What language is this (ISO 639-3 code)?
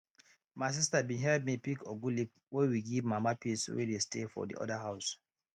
pcm